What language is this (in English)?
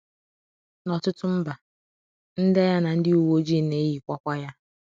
Igbo